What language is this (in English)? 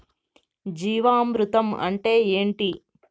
Telugu